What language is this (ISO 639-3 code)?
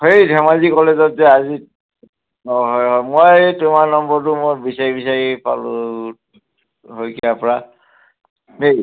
asm